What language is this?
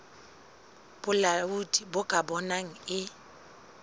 Southern Sotho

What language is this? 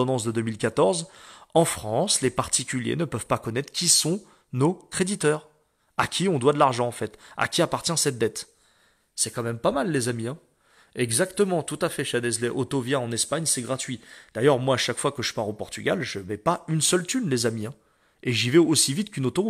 French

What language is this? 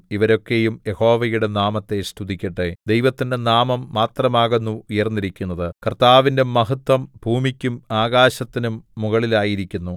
Malayalam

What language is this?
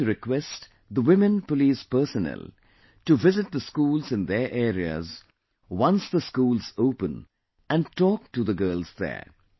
English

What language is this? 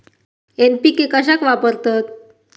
Marathi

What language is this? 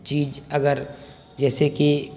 Urdu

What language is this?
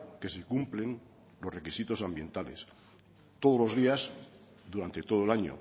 Spanish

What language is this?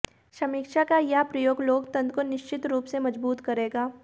Hindi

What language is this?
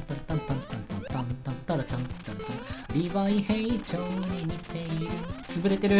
Japanese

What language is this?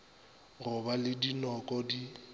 Northern Sotho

